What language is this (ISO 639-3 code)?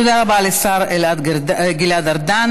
heb